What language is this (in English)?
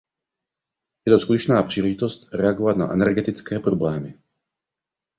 Czech